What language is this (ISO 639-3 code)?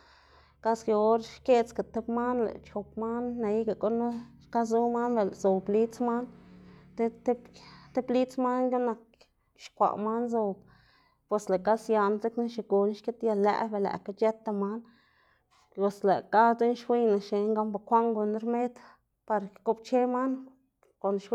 ztg